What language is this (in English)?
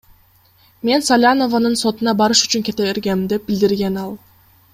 Kyrgyz